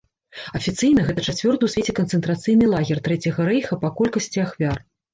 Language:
Belarusian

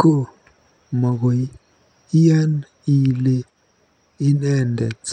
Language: Kalenjin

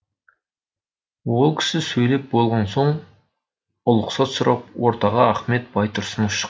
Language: Kazakh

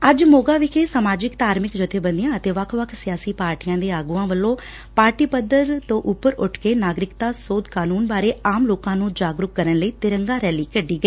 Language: Punjabi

